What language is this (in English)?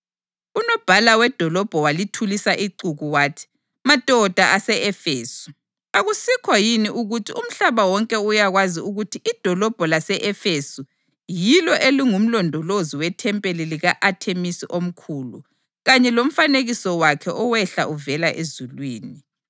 North Ndebele